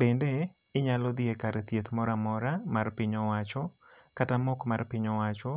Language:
Luo (Kenya and Tanzania)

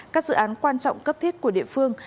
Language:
Vietnamese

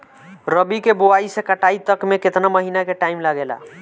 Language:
Bhojpuri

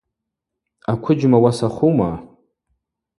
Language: Abaza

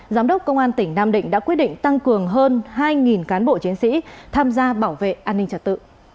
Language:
Vietnamese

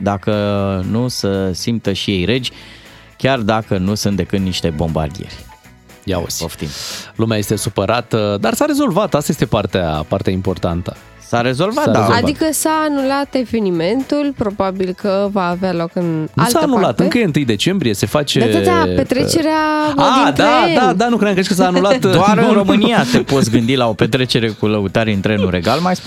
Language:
Romanian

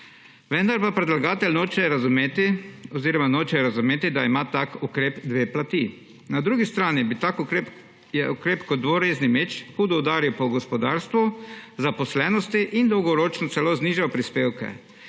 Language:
Slovenian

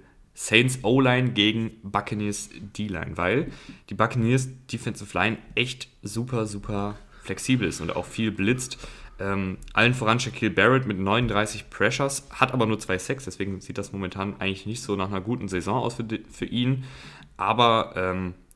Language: German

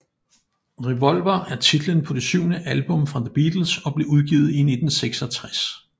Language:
Danish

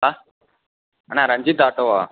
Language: Tamil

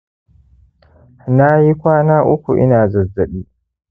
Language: Hausa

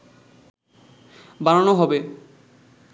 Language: Bangla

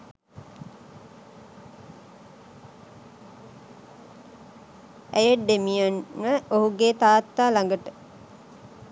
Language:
Sinhala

